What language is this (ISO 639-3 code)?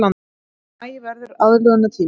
isl